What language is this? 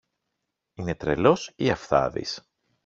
Greek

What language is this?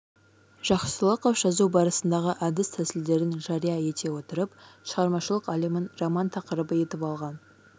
Kazakh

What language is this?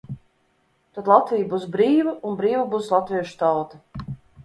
Latvian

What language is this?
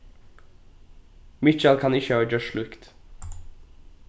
Faroese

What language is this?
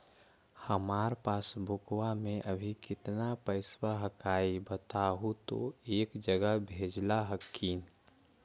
Magahi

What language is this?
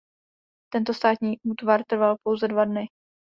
Czech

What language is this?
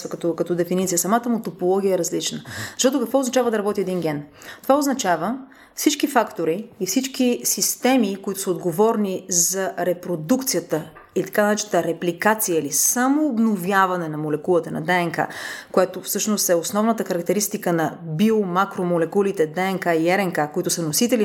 Bulgarian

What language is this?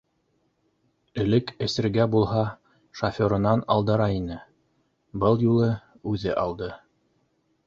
Bashkir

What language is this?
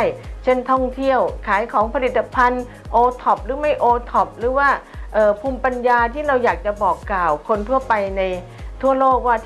Thai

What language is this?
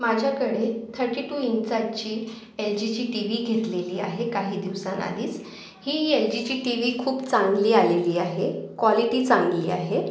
Marathi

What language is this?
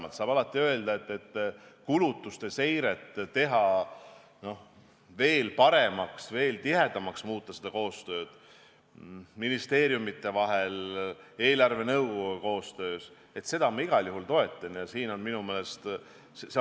Estonian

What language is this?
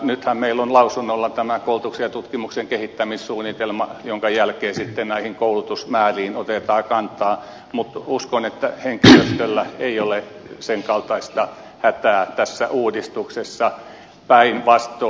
Finnish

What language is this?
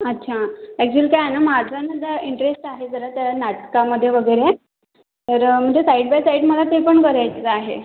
Marathi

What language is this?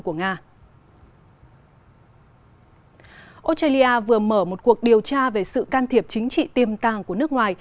Vietnamese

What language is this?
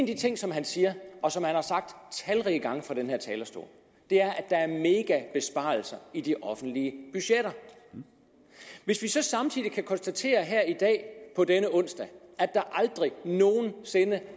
Danish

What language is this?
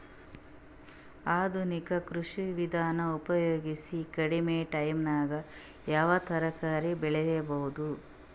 Kannada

